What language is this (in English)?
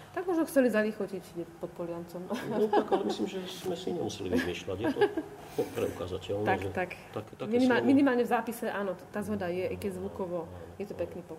Slovak